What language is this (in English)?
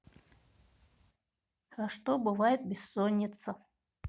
Russian